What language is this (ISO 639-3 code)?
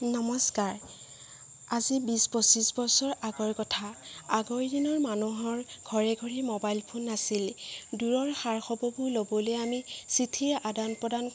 asm